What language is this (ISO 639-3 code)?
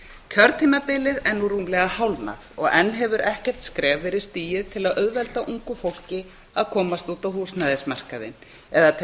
isl